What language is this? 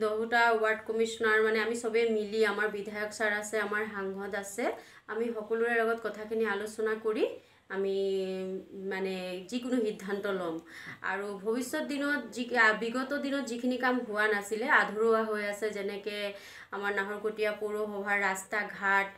Indonesian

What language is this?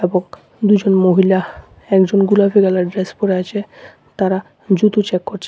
Bangla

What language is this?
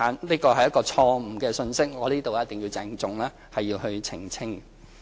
Cantonese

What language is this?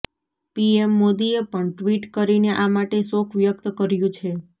Gujarati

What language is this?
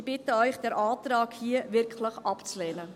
Swiss German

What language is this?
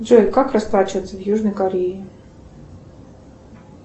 Russian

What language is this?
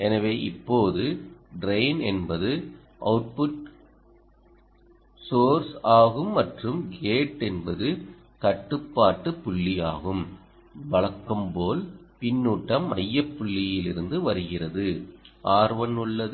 Tamil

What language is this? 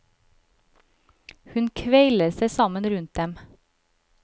Norwegian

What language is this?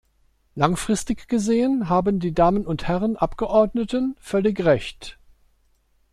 German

